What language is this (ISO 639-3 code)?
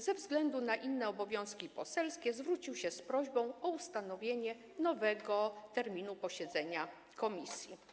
pol